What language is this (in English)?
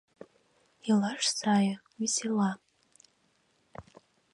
Mari